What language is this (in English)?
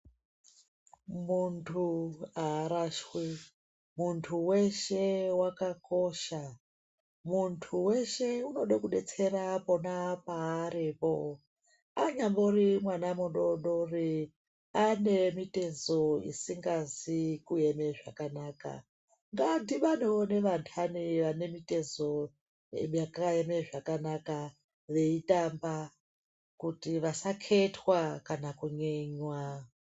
Ndau